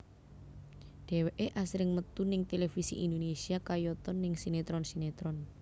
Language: Javanese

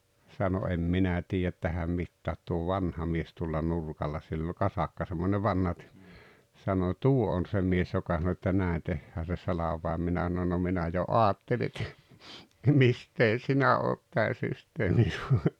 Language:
Finnish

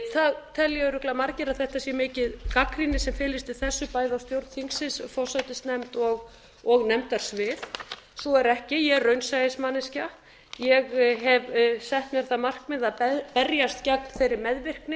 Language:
Icelandic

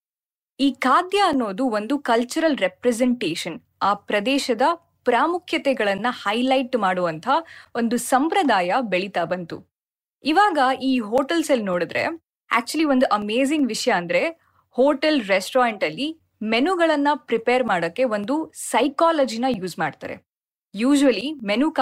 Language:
Kannada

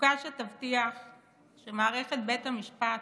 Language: Hebrew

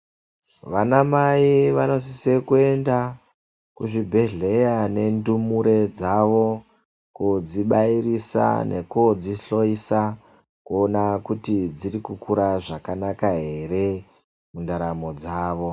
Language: Ndau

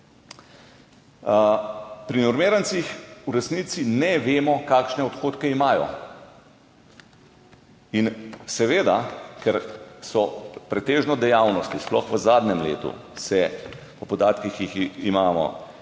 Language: Slovenian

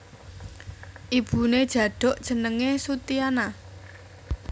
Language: Javanese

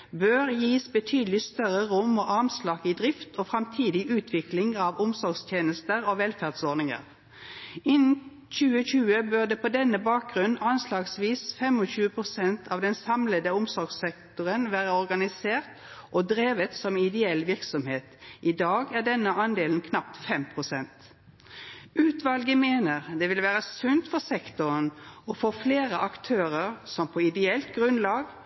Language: Norwegian Nynorsk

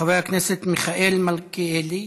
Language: Hebrew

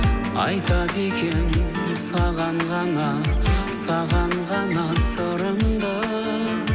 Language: Kazakh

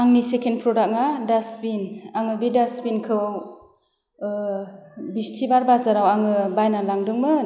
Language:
Bodo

